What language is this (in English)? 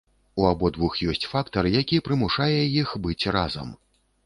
Belarusian